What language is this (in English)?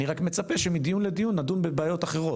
Hebrew